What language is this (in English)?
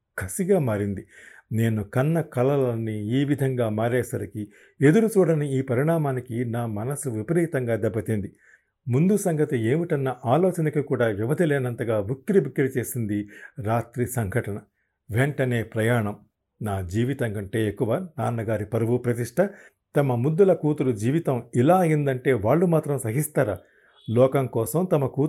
Telugu